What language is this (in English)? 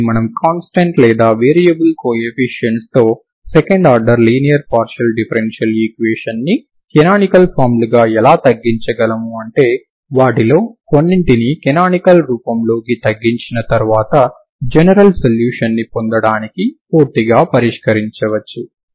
Telugu